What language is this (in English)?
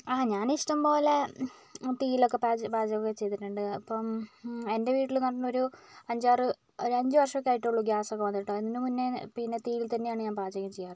Malayalam